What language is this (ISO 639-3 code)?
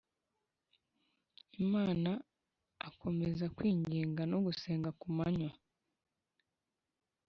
kin